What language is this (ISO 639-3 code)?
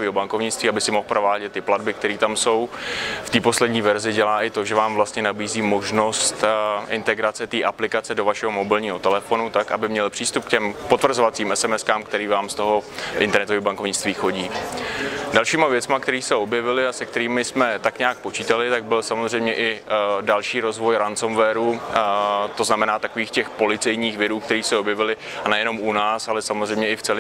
ces